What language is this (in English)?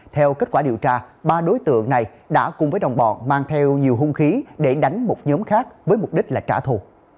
Vietnamese